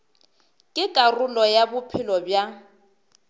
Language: Northern Sotho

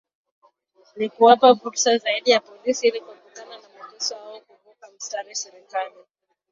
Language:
Swahili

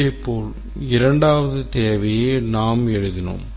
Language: Tamil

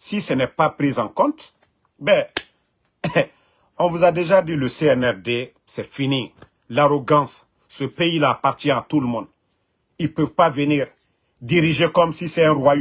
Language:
French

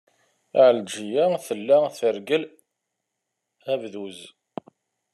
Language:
Kabyle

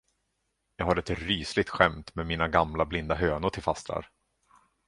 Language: Swedish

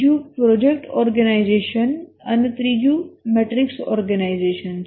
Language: Gujarati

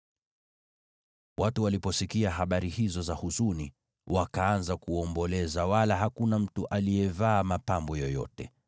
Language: Swahili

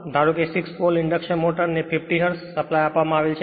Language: Gujarati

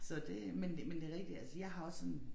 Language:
Danish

